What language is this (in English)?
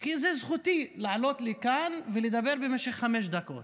Hebrew